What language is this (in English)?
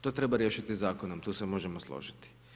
Croatian